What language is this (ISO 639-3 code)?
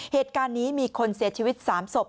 tha